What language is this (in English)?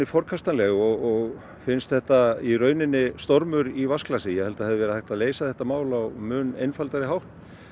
Icelandic